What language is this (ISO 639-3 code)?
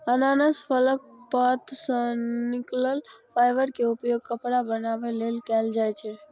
mai